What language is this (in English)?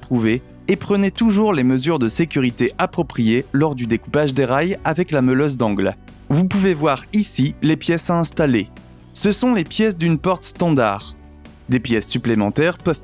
French